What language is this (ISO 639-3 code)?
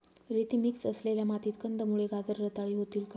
mar